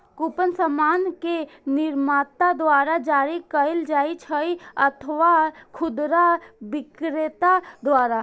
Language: Maithili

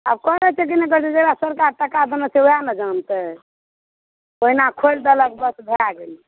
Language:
Maithili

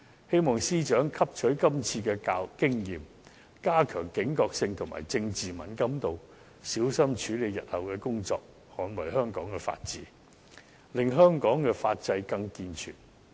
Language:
Cantonese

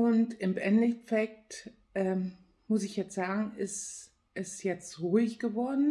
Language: German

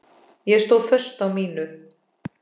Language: Icelandic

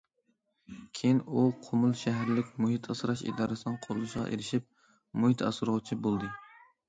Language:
Uyghur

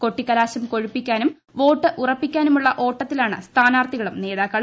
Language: Malayalam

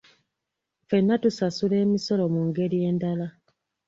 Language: Ganda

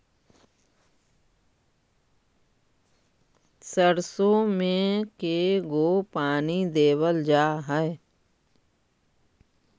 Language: Magahi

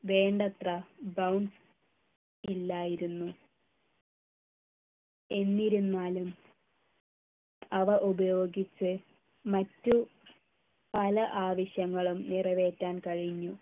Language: Malayalam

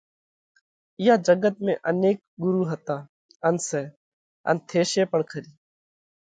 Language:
Parkari Koli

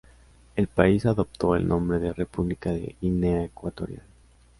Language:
Spanish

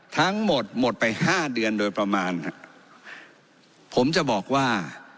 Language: Thai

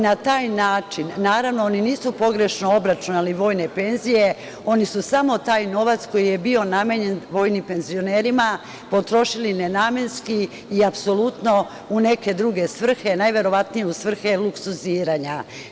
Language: Serbian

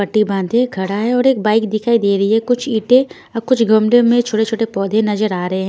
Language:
Hindi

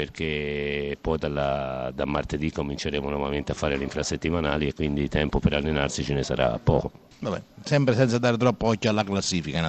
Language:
Italian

